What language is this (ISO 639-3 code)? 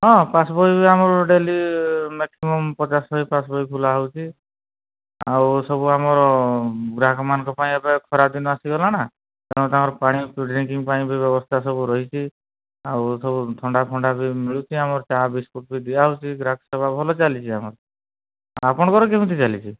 ori